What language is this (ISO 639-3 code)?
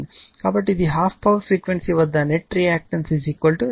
tel